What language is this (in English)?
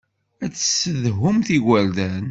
Kabyle